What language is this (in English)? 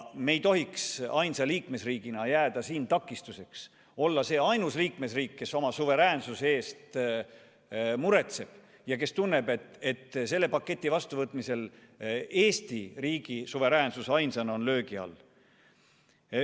Estonian